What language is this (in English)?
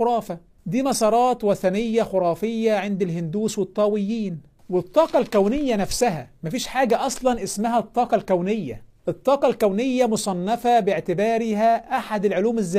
Arabic